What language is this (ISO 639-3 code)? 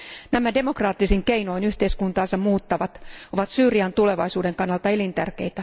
fin